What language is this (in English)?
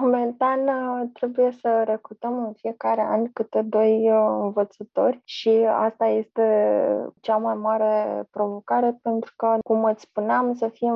Romanian